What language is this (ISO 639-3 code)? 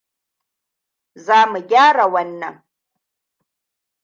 hau